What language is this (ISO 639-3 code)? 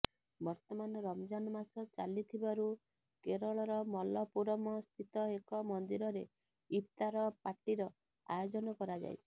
ori